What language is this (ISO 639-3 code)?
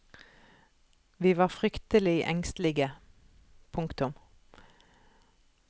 nor